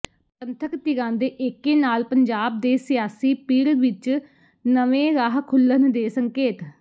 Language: Punjabi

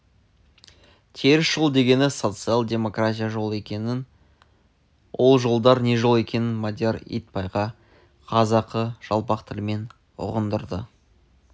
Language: Kazakh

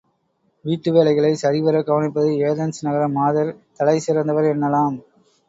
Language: Tamil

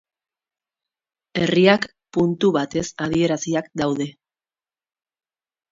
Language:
Basque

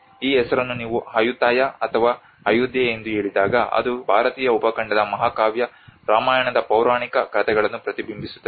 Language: Kannada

